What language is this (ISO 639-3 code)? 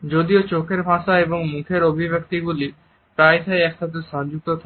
ben